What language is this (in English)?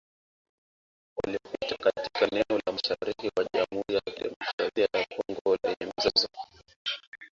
Swahili